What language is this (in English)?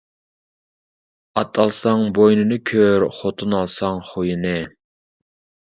Uyghur